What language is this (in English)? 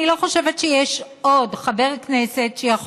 Hebrew